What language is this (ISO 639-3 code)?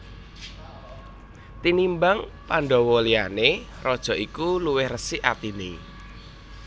jav